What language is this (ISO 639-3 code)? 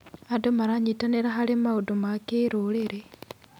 kik